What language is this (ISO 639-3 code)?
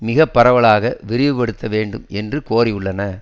tam